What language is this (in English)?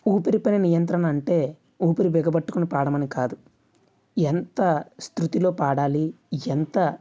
Telugu